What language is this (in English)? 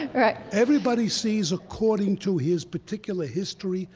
English